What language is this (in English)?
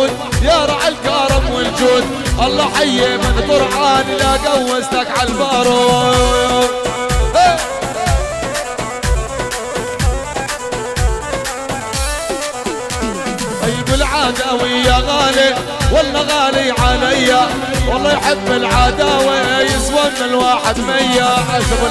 Arabic